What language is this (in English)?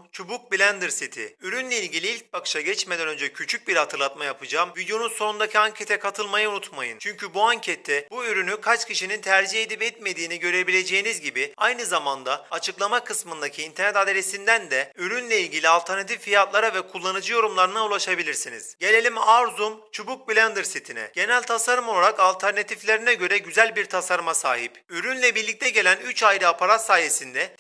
Turkish